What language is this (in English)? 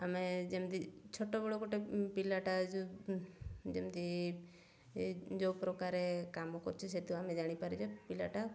Odia